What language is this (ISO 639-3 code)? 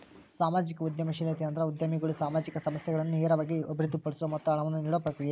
kan